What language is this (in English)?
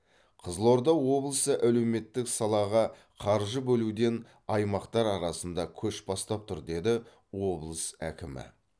Kazakh